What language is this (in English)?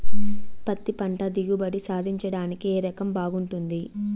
Telugu